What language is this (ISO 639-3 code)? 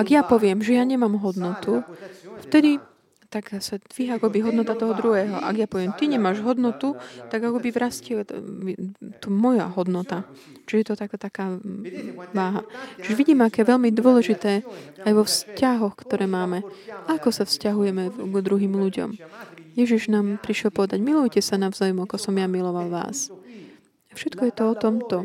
slk